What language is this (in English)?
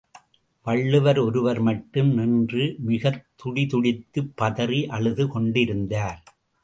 Tamil